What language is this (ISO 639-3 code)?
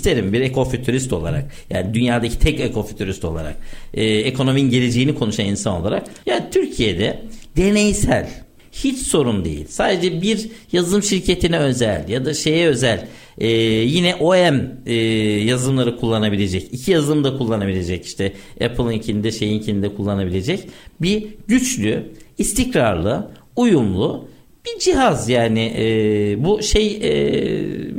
tur